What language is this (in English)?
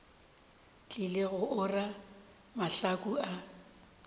Northern Sotho